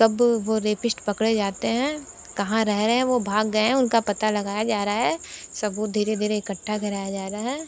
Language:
Hindi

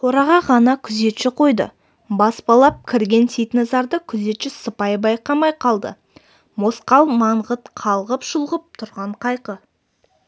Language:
Kazakh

